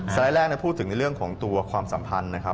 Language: Thai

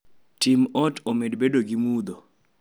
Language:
Luo (Kenya and Tanzania)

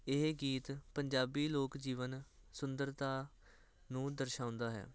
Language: Punjabi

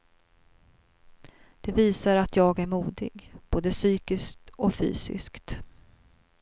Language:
Swedish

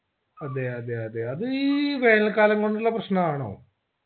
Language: Malayalam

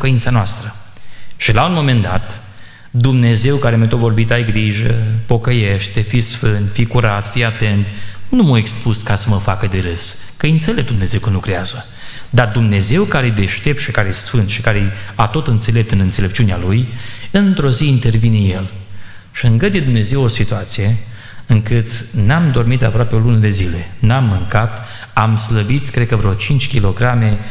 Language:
Romanian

